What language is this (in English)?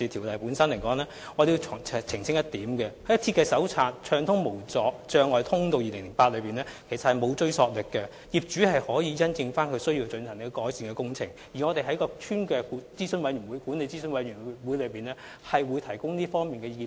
Cantonese